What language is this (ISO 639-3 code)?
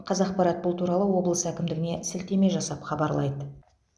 kaz